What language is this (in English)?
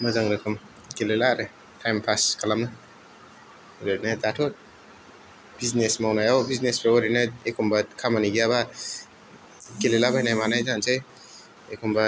Bodo